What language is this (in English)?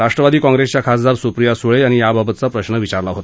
Marathi